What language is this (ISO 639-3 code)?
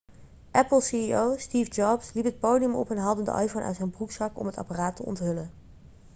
nld